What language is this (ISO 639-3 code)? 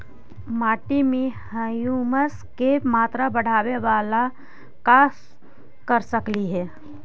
mag